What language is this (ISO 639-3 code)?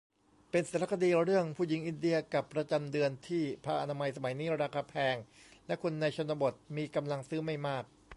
tha